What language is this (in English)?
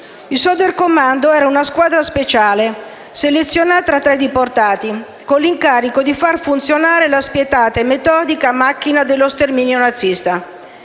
Italian